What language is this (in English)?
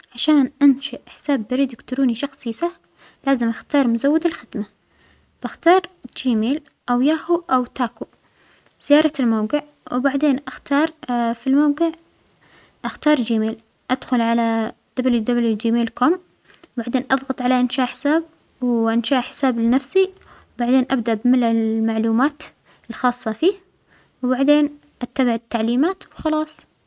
Omani Arabic